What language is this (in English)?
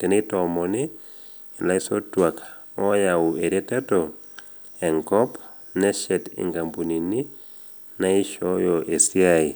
Masai